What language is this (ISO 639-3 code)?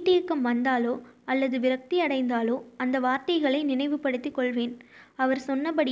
tam